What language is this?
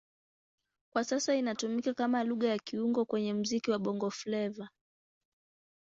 Swahili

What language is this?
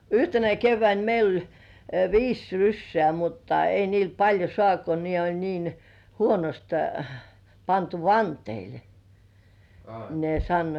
Finnish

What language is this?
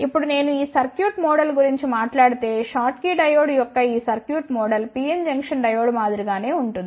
Telugu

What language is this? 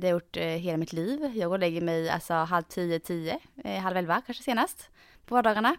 Swedish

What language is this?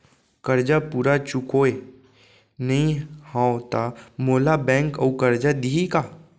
Chhattisgarhi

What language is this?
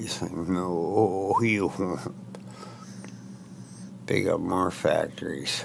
English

